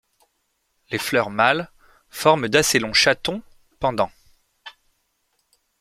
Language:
French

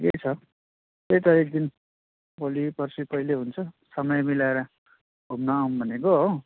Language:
Nepali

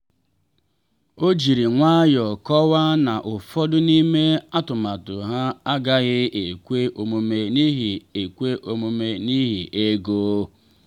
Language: Igbo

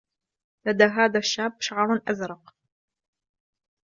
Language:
Arabic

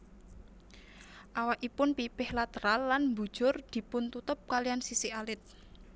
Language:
Javanese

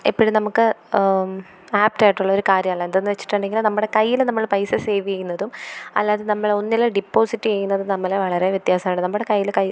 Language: Malayalam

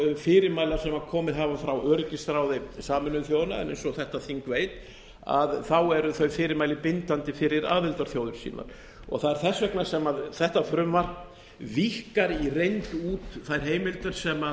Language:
Icelandic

